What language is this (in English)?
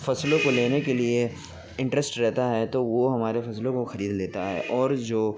Urdu